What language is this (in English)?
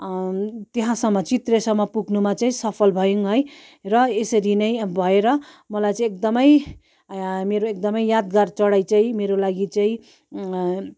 Nepali